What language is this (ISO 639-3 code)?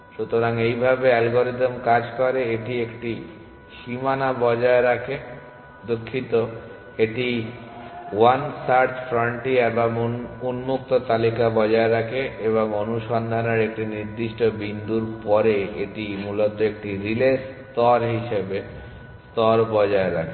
ben